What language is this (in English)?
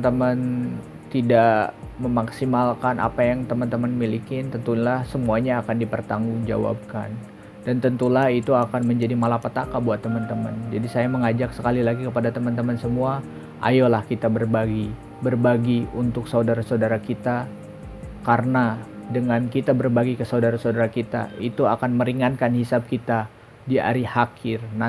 Indonesian